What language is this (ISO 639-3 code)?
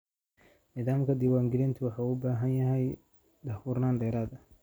som